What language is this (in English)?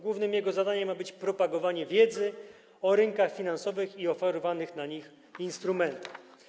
Polish